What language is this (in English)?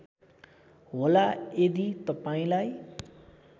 Nepali